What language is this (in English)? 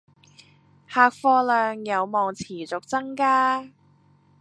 Cantonese